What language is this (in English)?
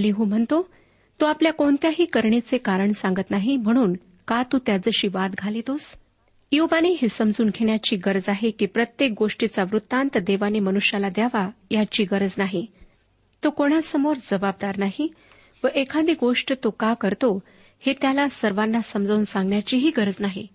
Marathi